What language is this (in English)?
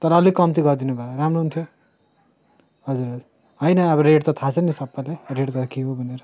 Nepali